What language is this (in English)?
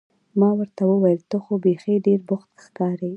Pashto